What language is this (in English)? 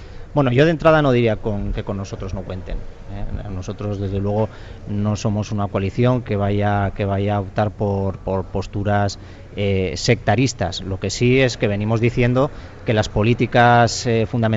Spanish